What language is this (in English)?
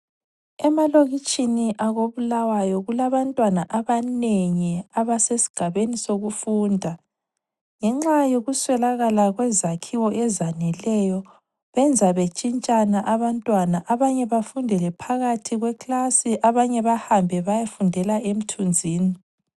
North Ndebele